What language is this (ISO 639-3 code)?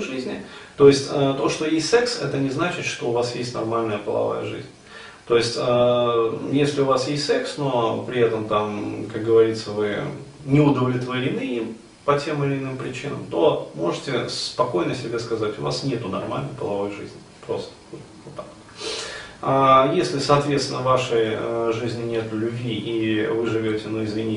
rus